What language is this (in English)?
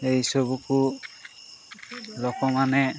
Odia